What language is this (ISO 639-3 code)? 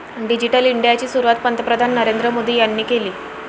mar